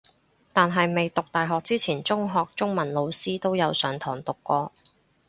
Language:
Cantonese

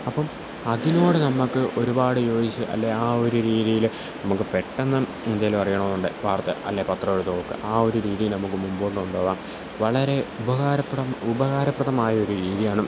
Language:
Malayalam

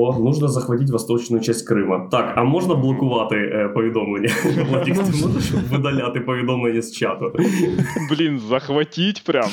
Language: Ukrainian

